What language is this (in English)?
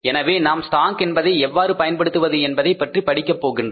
Tamil